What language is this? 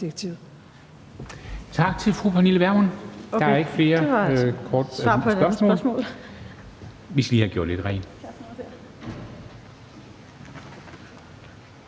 Danish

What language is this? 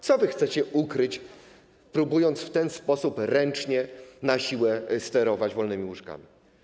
Polish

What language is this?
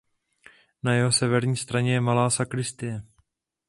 Czech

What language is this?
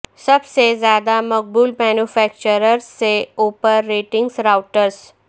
Urdu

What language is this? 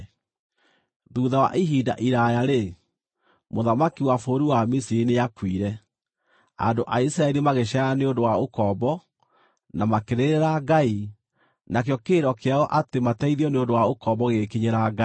Kikuyu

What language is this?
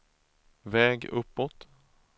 Swedish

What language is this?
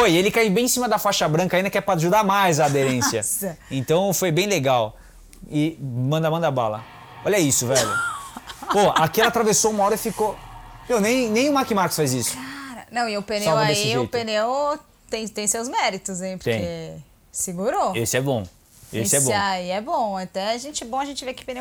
Portuguese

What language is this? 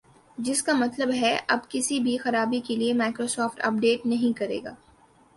Urdu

